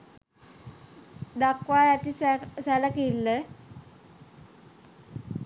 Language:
Sinhala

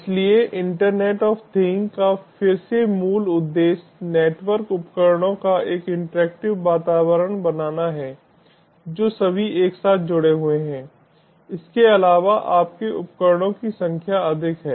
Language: Hindi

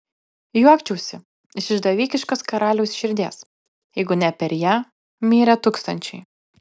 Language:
Lithuanian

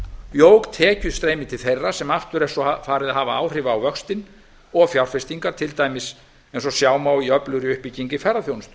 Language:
Icelandic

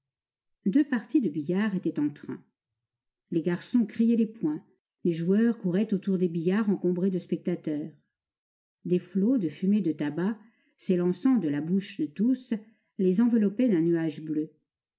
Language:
French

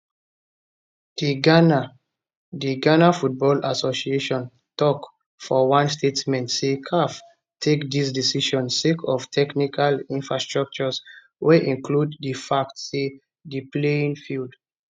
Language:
Nigerian Pidgin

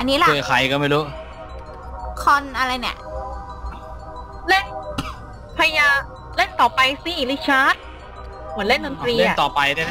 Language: Thai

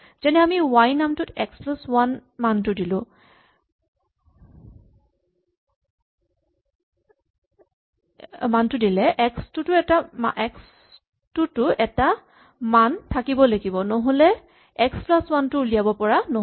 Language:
Assamese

